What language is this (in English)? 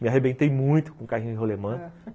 Portuguese